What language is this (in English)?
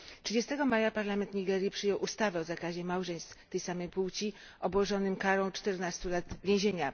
Polish